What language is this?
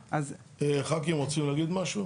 Hebrew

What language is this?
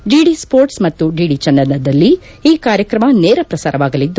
Kannada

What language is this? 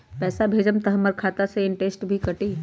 Magahi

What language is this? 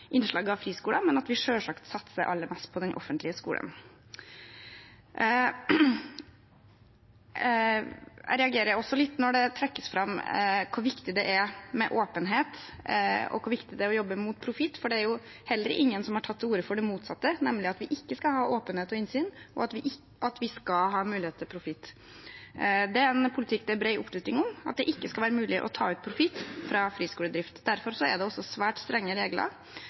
Norwegian Bokmål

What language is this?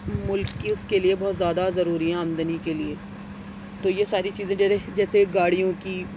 Urdu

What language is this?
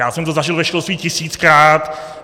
Czech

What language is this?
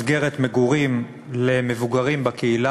Hebrew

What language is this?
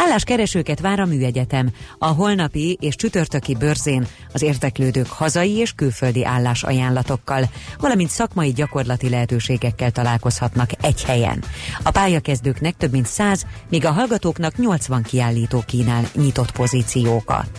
Hungarian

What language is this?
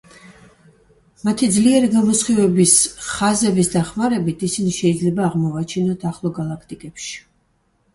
Georgian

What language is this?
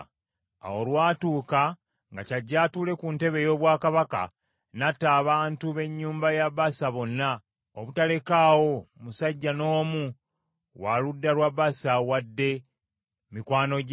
Ganda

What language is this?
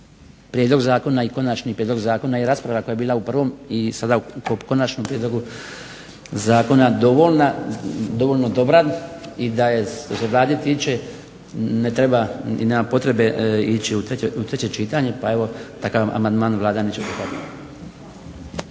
Croatian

